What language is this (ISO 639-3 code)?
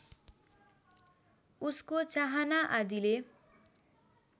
nep